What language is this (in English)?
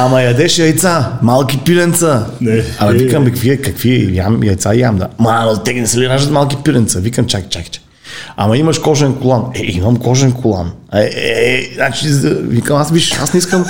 Bulgarian